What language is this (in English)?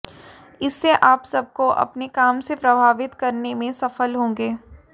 Hindi